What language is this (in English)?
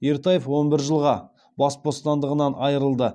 Kazakh